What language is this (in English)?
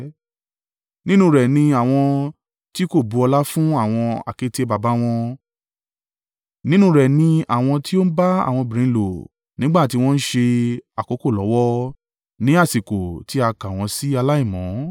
Yoruba